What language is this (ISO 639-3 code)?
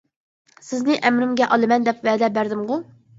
uig